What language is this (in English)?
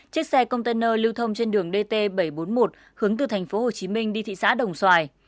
Vietnamese